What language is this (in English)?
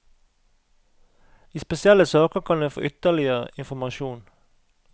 Norwegian